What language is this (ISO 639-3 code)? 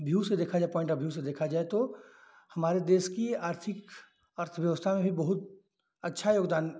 hin